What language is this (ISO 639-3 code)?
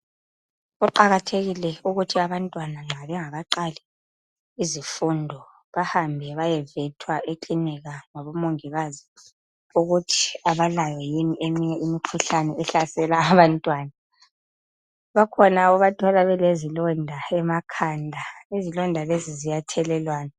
nde